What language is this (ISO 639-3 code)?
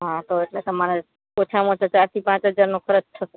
guj